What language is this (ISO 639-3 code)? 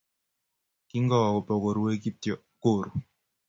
kln